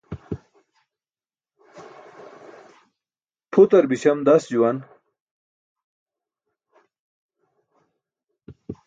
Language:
Burushaski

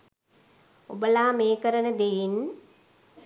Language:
Sinhala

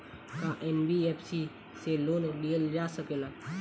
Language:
Bhojpuri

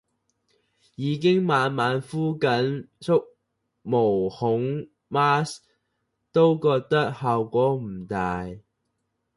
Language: Cantonese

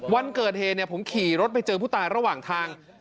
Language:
Thai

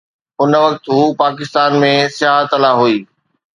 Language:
Sindhi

